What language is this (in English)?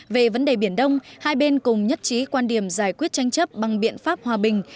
Vietnamese